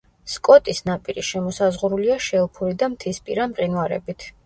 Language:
Georgian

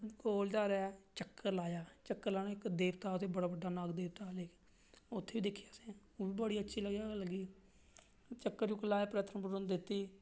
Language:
Dogri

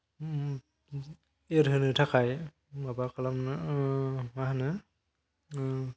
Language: Bodo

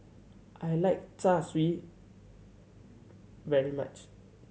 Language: English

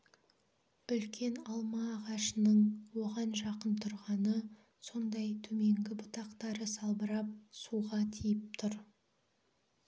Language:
Kazakh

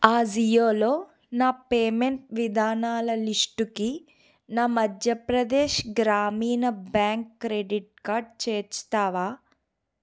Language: Telugu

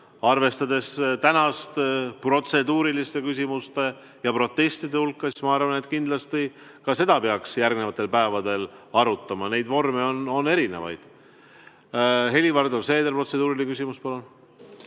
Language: Estonian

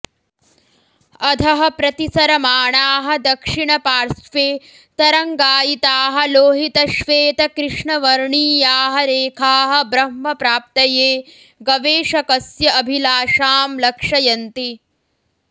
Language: Sanskrit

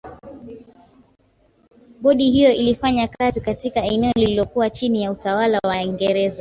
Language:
Swahili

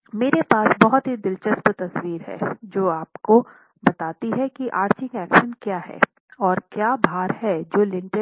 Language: Hindi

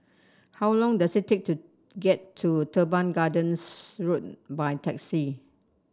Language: English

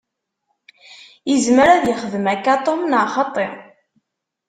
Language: Kabyle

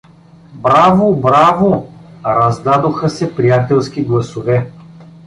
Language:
Bulgarian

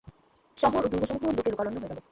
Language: Bangla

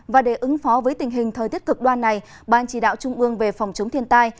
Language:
Vietnamese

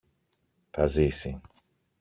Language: Greek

